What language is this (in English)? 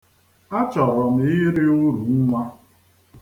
Igbo